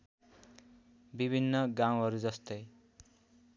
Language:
Nepali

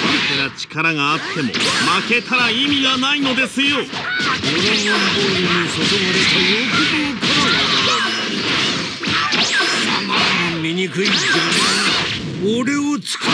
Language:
Japanese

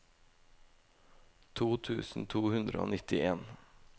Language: Norwegian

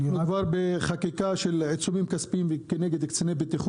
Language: Hebrew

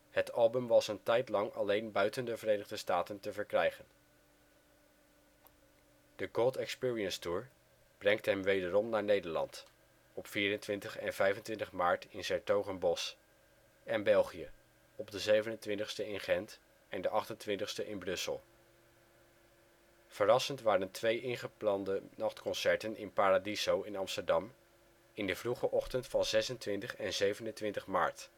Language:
Dutch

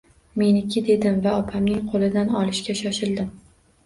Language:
Uzbek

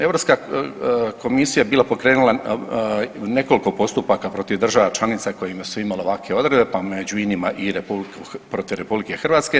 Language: Croatian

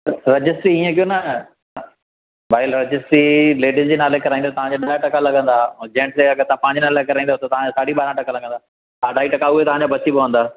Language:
Sindhi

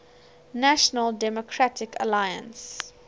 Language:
English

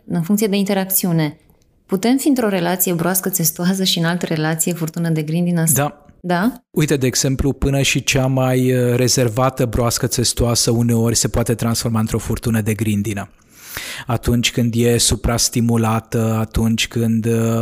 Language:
Romanian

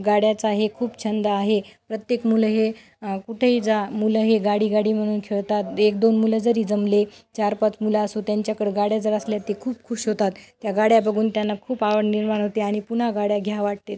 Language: Marathi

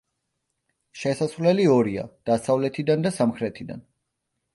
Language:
Georgian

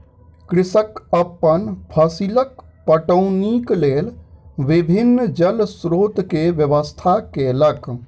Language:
Maithili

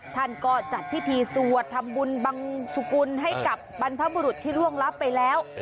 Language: Thai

